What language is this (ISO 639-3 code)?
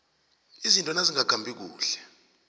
nbl